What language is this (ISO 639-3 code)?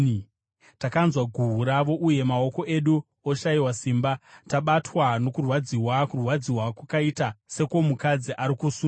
sna